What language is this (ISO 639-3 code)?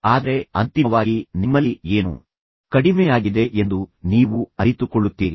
kan